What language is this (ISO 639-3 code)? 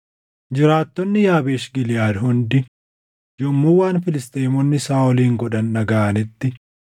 orm